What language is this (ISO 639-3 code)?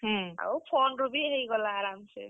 ori